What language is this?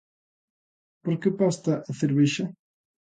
Galician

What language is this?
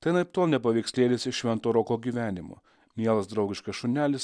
Lithuanian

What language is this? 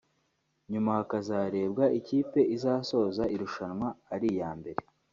Kinyarwanda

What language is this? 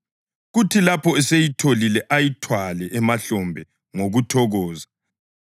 North Ndebele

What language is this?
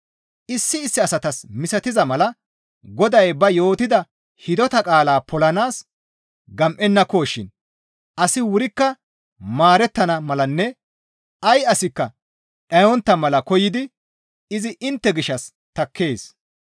Gamo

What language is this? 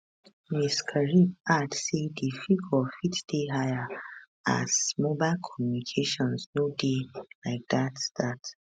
Nigerian Pidgin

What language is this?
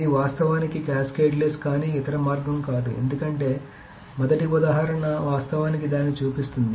Telugu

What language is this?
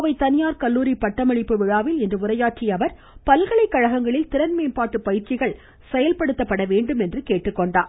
Tamil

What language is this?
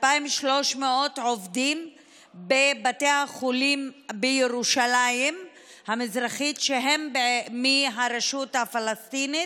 Hebrew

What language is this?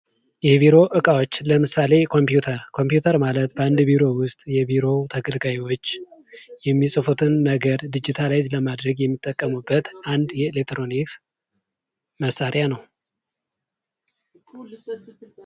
Amharic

